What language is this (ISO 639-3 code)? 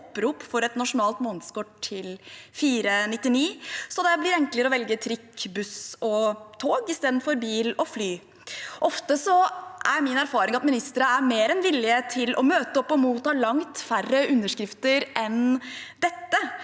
nor